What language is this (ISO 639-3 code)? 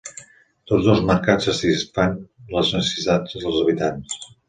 cat